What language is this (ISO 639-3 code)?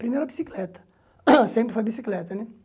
por